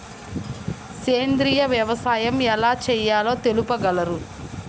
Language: Telugu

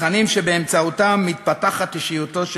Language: Hebrew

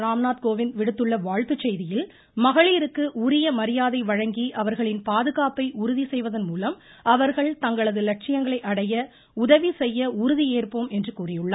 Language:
Tamil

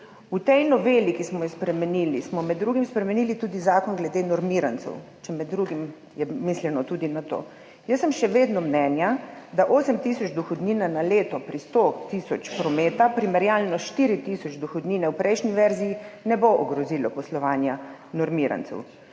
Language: Slovenian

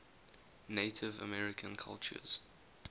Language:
English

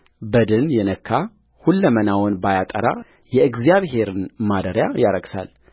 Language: Amharic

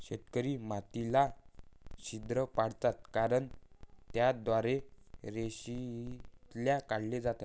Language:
Marathi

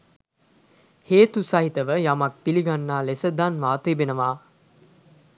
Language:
Sinhala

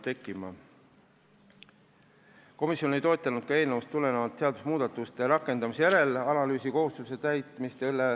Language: Estonian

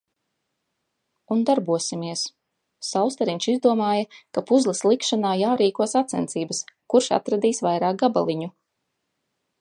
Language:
Latvian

